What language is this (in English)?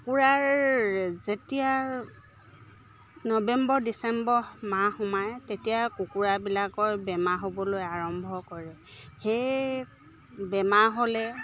Assamese